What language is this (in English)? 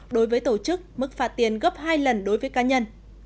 Vietnamese